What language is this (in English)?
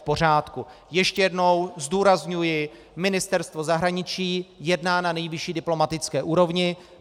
Czech